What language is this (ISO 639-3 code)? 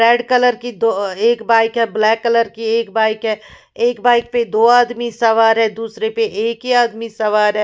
hin